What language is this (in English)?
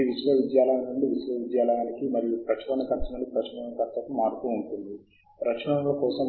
Telugu